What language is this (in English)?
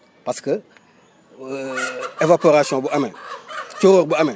Wolof